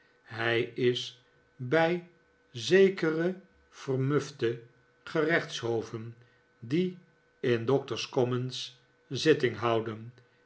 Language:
Dutch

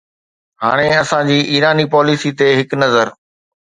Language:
Sindhi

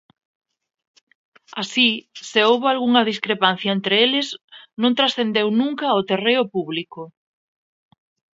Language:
Galician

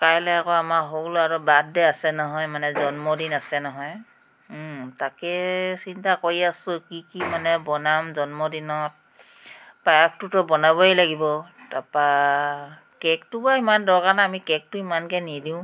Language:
Assamese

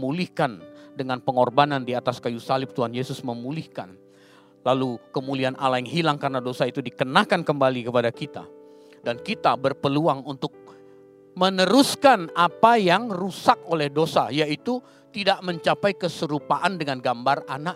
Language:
Indonesian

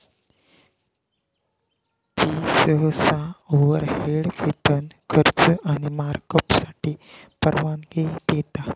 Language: Marathi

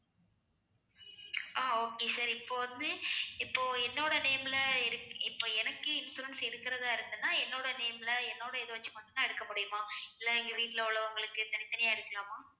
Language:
Tamil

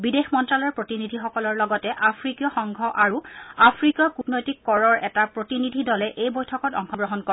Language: Assamese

